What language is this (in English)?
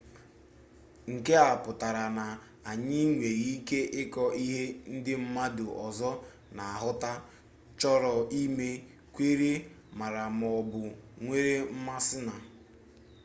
Igbo